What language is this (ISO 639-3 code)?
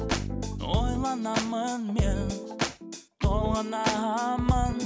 kaz